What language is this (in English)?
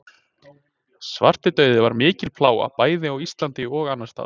Icelandic